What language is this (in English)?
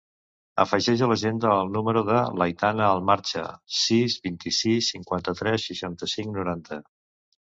Catalan